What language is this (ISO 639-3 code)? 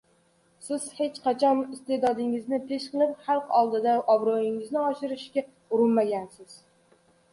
uzb